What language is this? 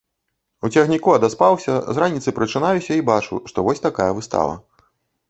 Belarusian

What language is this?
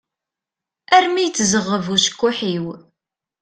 Kabyle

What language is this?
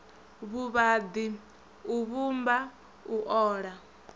Venda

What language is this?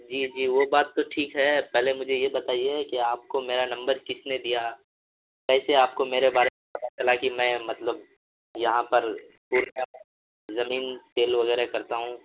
Urdu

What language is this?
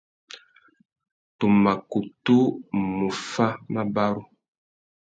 Tuki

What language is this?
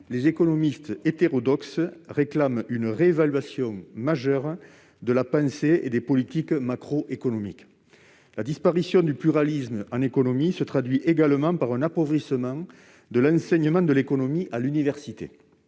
French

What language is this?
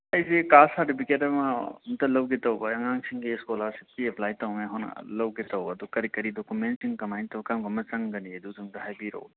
Manipuri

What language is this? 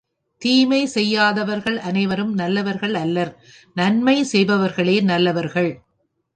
Tamil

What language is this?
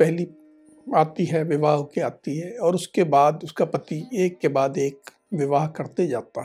Hindi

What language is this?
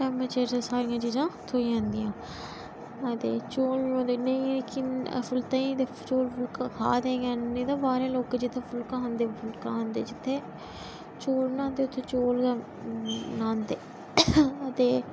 Dogri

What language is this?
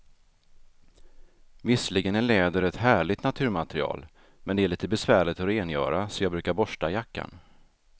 Swedish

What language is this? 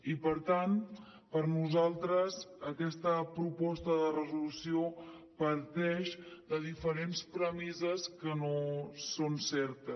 Catalan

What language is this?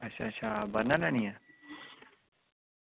Dogri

